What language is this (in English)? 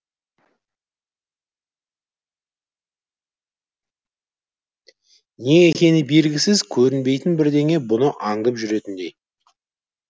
Kazakh